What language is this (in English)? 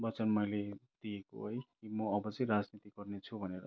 Nepali